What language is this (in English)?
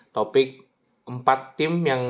Indonesian